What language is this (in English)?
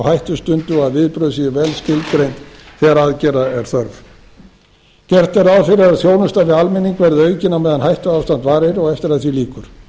Icelandic